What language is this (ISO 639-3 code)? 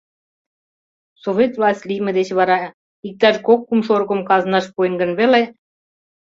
chm